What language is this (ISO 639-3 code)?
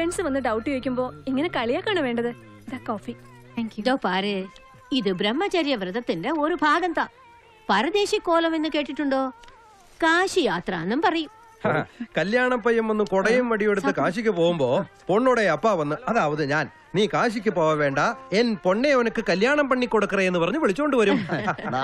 mal